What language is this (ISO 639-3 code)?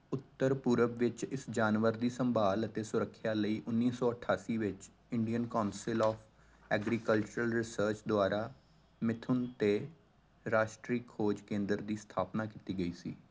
pan